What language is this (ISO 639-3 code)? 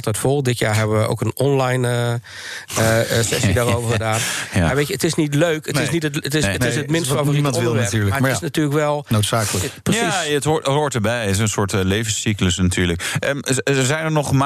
nld